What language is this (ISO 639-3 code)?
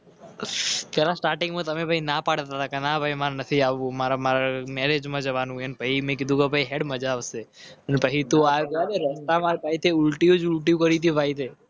guj